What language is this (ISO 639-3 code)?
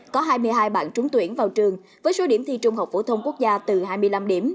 vie